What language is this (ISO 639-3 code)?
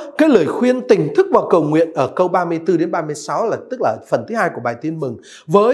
vie